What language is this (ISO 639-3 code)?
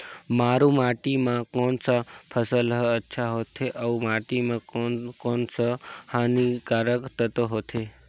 hne